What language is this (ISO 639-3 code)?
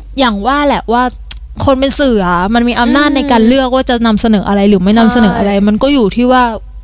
tha